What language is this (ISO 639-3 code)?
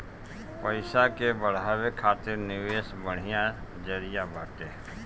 bho